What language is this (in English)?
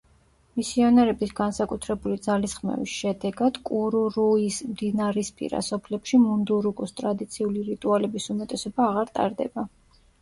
Georgian